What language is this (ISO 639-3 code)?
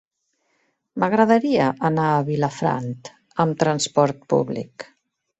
cat